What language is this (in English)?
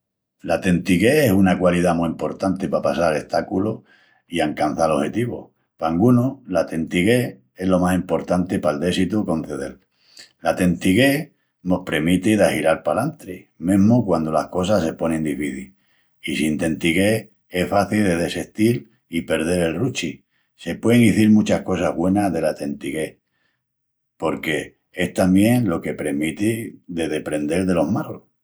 Extremaduran